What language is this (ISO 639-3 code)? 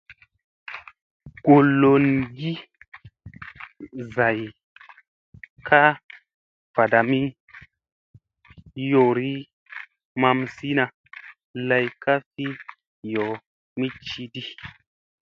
mse